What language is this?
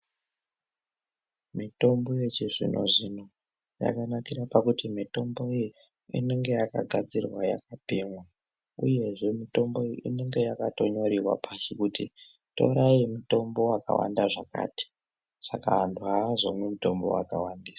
Ndau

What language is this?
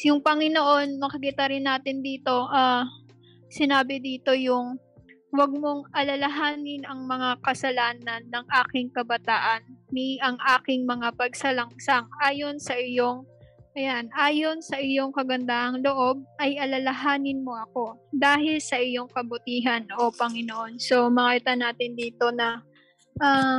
Filipino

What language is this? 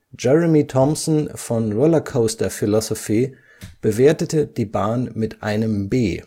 German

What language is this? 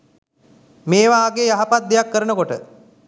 Sinhala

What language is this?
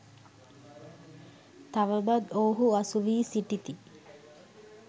Sinhala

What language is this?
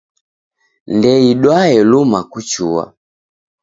Taita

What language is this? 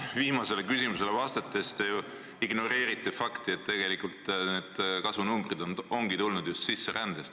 Estonian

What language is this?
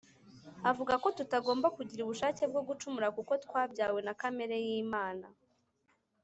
Kinyarwanda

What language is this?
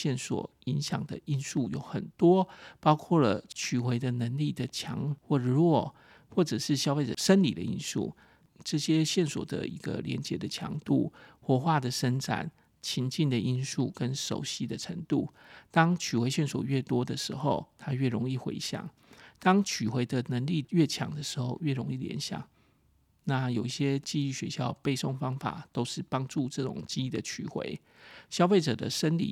Chinese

